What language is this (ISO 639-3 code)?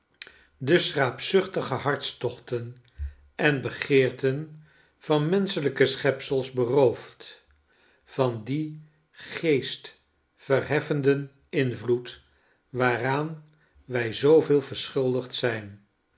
nld